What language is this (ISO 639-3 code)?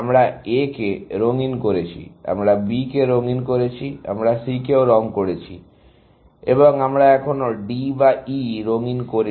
ben